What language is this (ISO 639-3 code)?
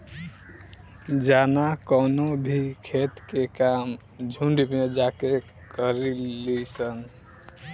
bho